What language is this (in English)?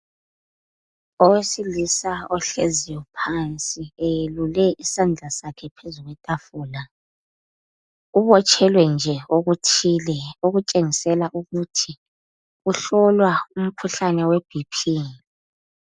North Ndebele